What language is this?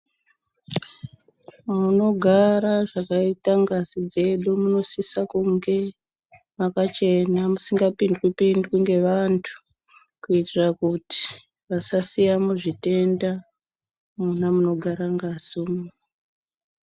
Ndau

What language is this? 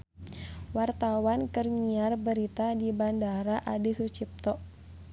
Sundanese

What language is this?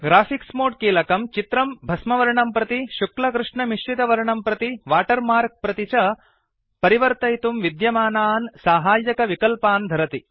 Sanskrit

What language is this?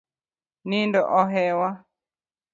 Luo (Kenya and Tanzania)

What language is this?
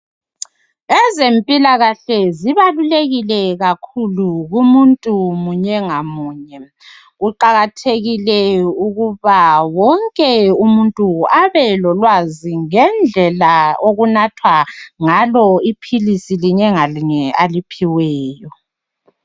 North Ndebele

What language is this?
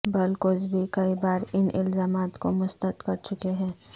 Urdu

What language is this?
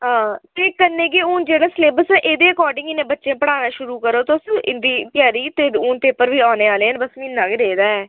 Dogri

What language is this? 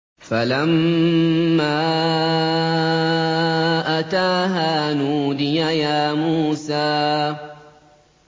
Arabic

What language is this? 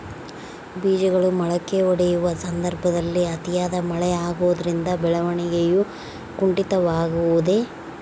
Kannada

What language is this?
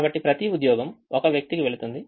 Telugu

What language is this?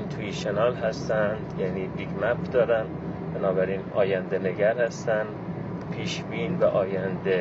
Persian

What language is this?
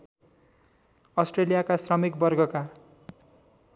Nepali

